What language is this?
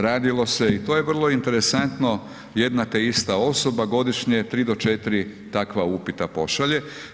Croatian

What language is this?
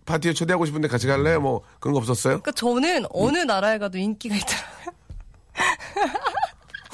Korean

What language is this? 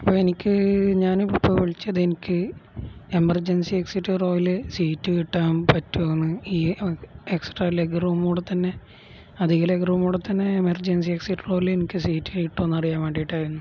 Malayalam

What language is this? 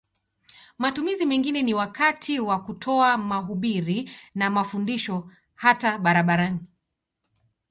Swahili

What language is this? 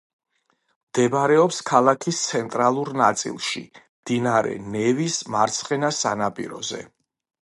Georgian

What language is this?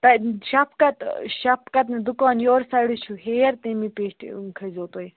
Kashmiri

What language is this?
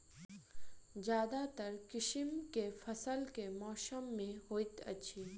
Maithili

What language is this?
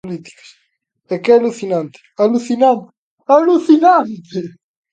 Galician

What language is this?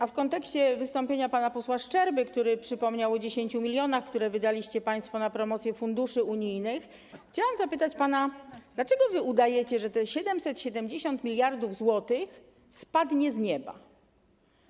Polish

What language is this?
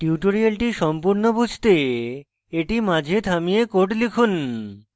Bangla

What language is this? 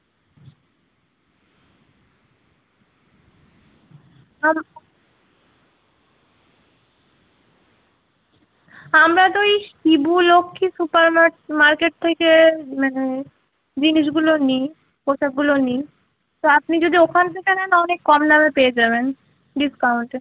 Bangla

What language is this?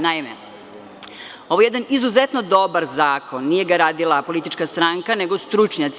Serbian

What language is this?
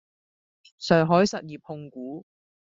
Cantonese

